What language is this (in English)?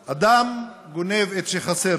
Hebrew